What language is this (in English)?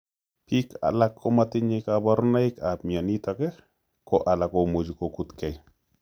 Kalenjin